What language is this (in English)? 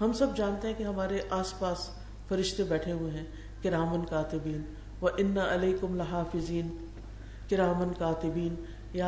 Urdu